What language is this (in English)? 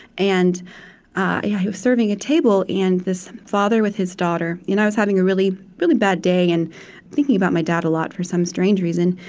English